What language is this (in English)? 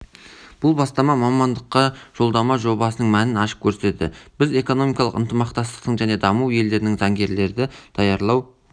Kazakh